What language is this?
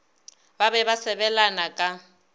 Northern Sotho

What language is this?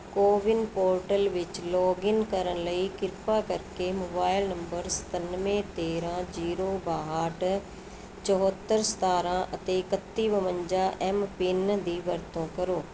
Punjabi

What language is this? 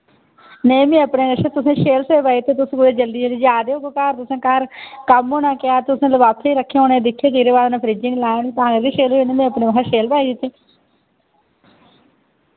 Dogri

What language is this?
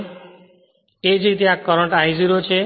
Gujarati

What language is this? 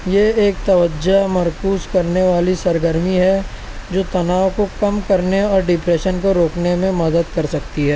Urdu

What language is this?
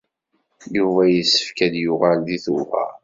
Kabyle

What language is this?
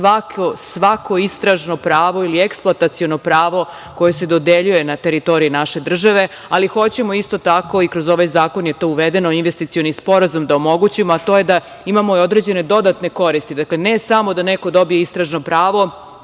Serbian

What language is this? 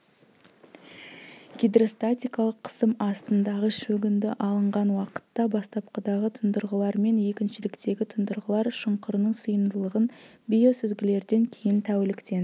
Kazakh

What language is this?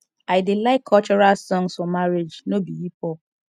Nigerian Pidgin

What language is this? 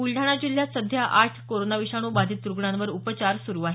Marathi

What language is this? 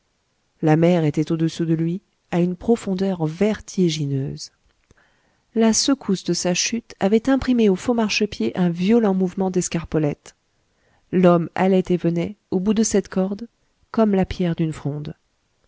French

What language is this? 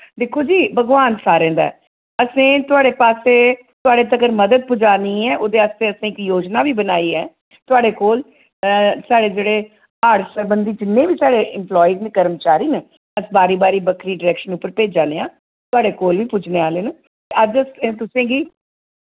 Dogri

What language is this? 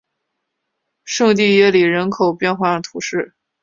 Chinese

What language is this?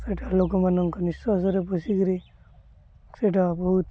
Odia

